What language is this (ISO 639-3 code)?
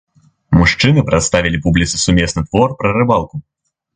bel